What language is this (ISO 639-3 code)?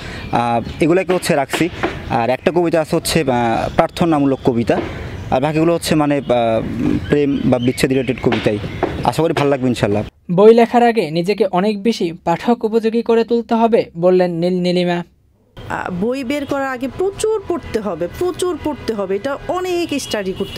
ron